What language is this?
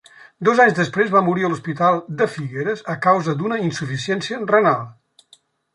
Catalan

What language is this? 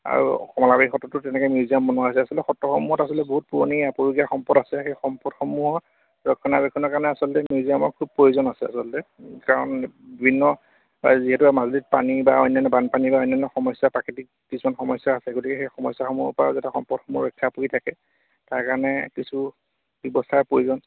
Assamese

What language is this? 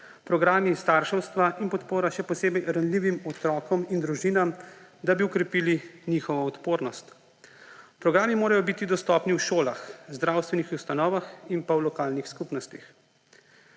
Slovenian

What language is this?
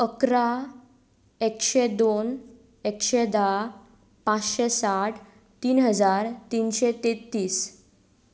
Konkani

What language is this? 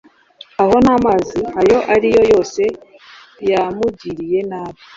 Kinyarwanda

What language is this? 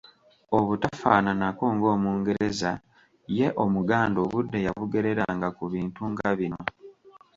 Ganda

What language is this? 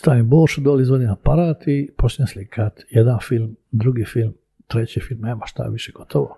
Croatian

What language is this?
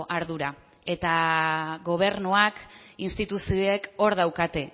Basque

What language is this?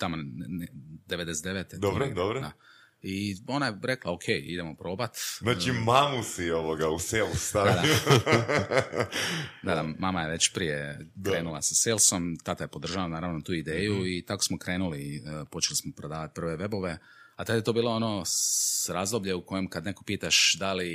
Croatian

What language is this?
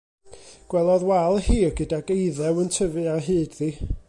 Welsh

